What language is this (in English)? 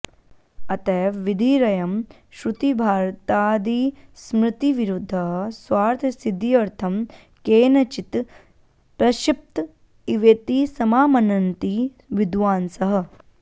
Sanskrit